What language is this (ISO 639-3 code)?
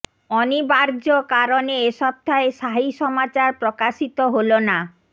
ben